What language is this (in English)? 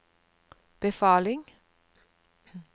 Norwegian